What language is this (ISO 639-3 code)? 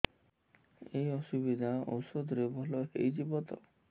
ori